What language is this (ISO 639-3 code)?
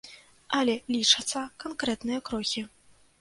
bel